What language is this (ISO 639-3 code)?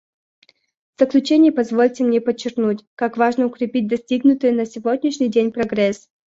rus